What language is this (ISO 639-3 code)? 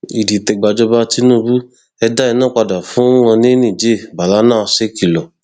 yor